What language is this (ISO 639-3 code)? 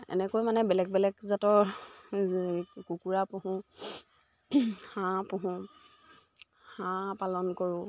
asm